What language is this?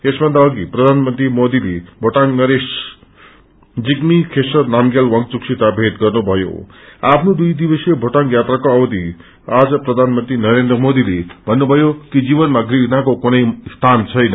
Nepali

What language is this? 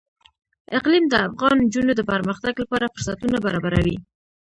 Pashto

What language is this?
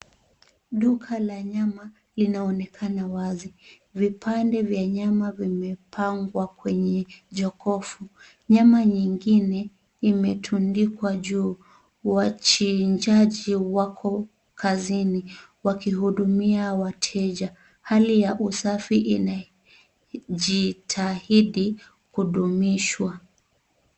Swahili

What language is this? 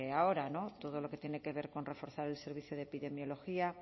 Spanish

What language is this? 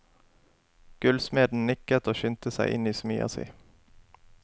Norwegian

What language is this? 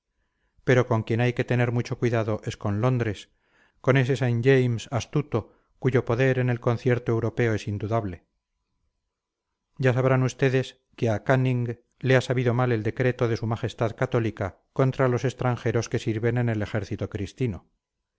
Spanish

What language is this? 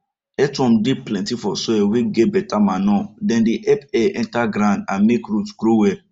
Nigerian Pidgin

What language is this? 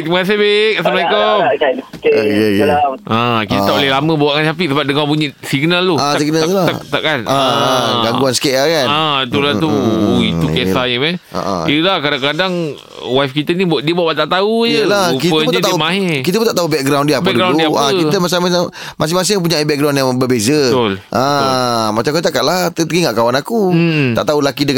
Malay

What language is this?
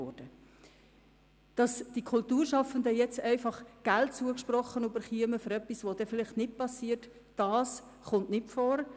Swiss German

